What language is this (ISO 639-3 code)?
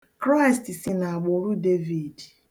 ibo